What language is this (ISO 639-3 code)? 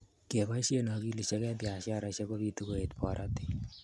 kln